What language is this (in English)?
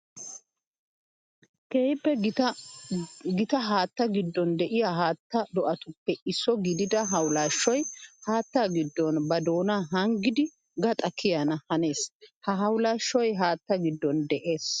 Wolaytta